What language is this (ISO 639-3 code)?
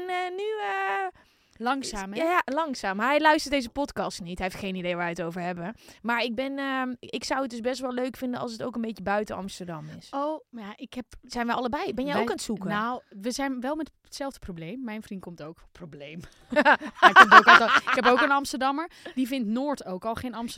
nld